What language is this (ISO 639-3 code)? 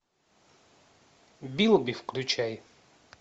rus